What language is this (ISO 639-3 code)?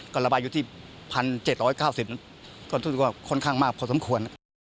tha